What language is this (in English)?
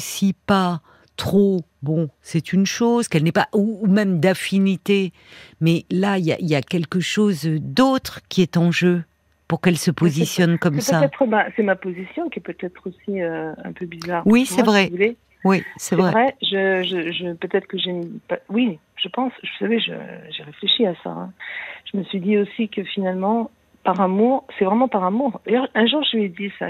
French